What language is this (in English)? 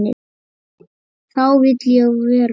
Icelandic